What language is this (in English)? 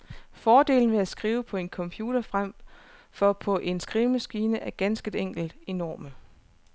Danish